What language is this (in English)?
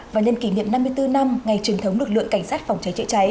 Vietnamese